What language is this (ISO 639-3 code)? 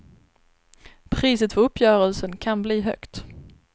swe